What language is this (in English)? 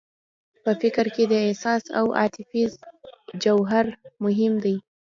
Pashto